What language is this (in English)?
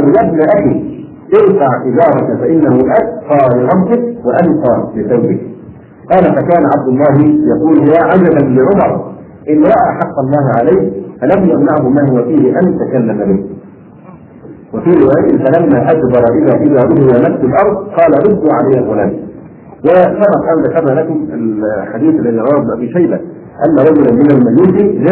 Arabic